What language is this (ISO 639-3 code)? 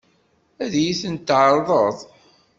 kab